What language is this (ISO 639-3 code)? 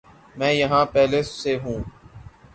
urd